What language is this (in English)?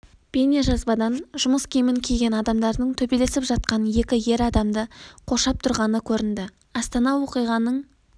Kazakh